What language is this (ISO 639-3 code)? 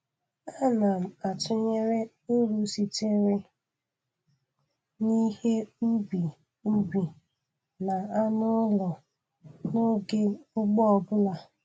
ibo